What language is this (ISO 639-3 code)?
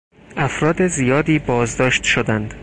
fas